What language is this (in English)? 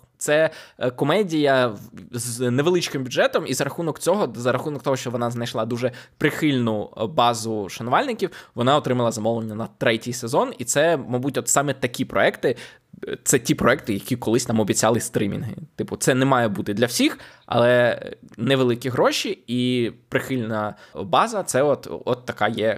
Ukrainian